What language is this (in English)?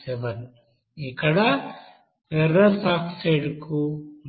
Telugu